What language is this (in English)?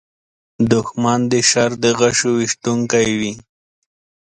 Pashto